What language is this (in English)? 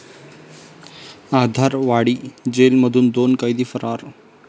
Marathi